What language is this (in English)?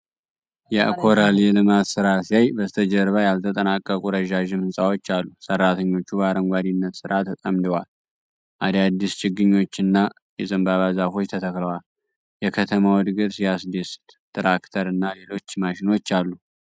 Amharic